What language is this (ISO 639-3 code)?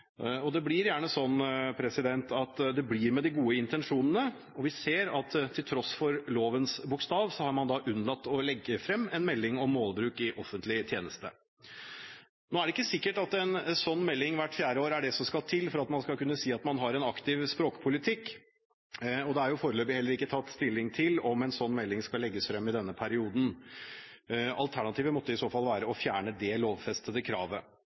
nob